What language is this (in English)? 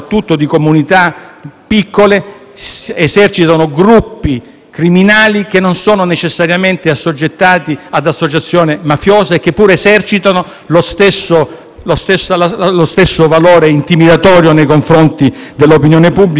Italian